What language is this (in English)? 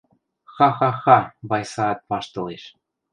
Western Mari